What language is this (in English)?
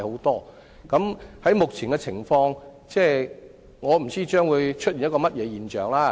Cantonese